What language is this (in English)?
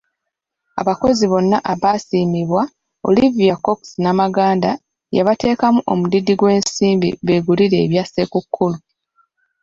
Ganda